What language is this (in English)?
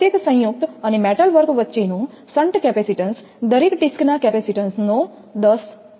Gujarati